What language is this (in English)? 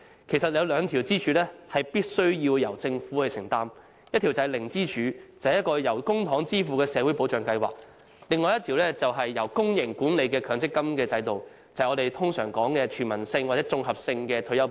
Cantonese